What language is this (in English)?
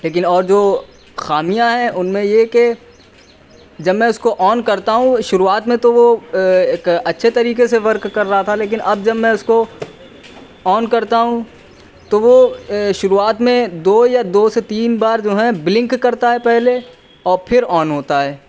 Urdu